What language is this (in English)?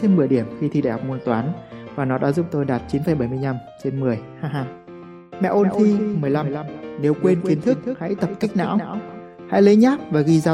Vietnamese